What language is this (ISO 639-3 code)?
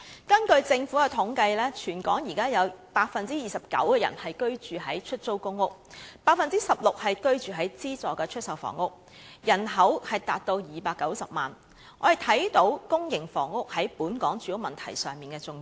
yue